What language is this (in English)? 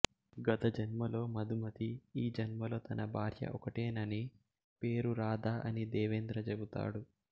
Telugu